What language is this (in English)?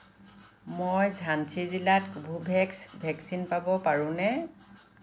Assamese